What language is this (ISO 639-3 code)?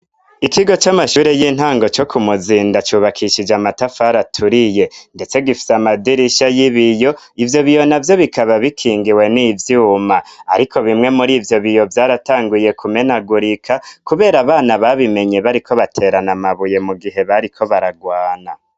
run